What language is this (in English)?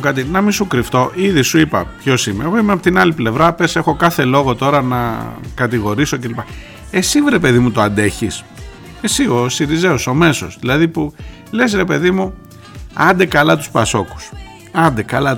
Greek